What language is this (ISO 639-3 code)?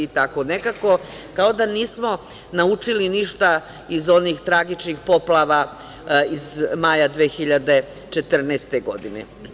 srp